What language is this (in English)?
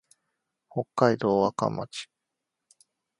Japanese